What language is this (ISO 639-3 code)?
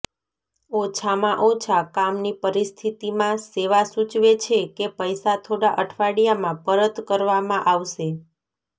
guj